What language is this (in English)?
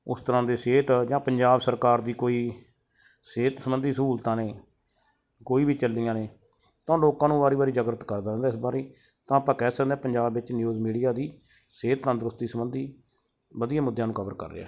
Punjabi